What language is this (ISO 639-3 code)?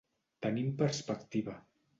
cat